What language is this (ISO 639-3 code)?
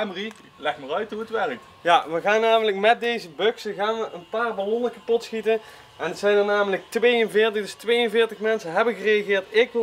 nld